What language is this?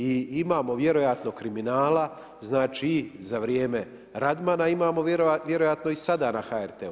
Croatian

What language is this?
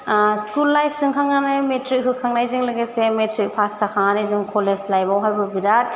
Bodo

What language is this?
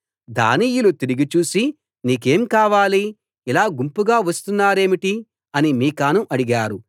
Telugu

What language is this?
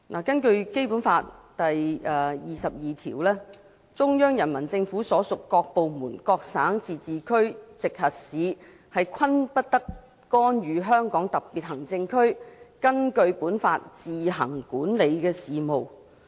Cantonese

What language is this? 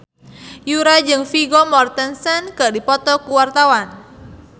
Sundanese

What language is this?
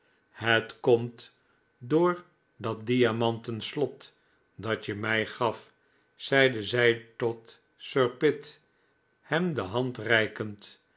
Dutch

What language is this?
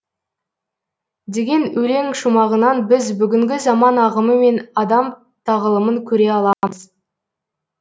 Kazakh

